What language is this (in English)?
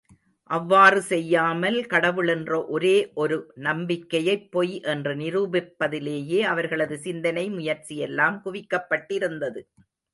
Tamil